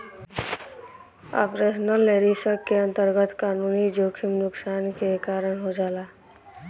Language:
Bhojpuri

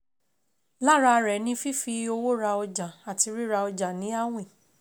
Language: Yoruba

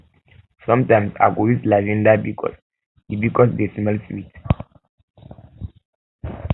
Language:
Nigerian Pidgin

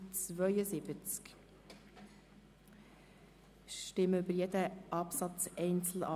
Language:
Swiss German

